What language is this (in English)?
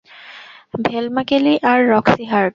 Bangla